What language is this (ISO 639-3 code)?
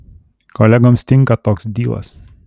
lit